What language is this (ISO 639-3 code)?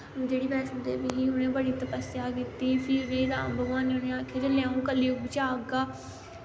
doi